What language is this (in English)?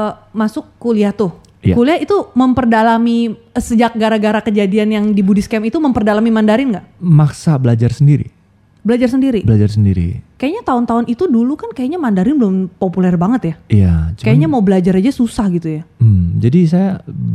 Indonesian